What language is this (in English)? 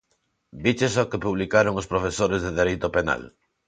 Galician